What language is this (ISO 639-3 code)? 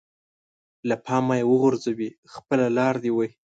pus